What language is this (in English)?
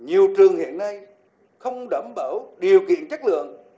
Vietnamese